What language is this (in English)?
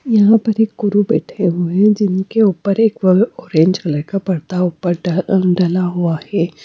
Hindi